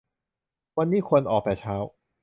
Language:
Thai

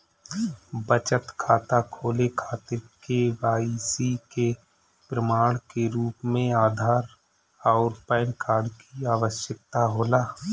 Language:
Bhojpuri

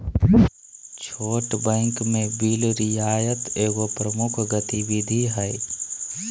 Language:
Magahi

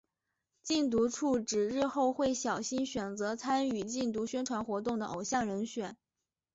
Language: Chinese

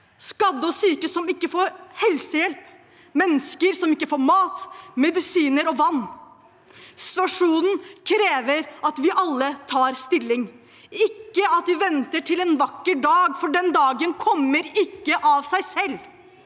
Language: Norwegian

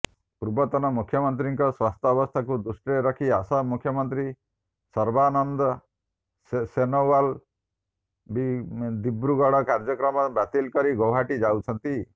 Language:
Odia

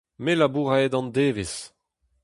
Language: Breton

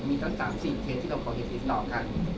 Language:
Thai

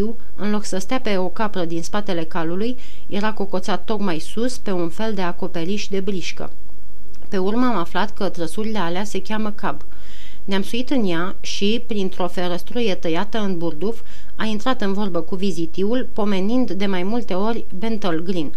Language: Romanian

